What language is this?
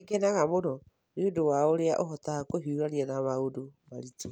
Kikuyu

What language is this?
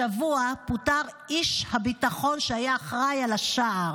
Hebrew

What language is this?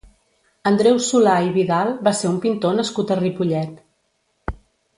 Catalan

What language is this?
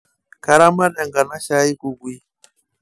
Masai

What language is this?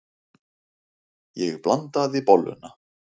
Icelandic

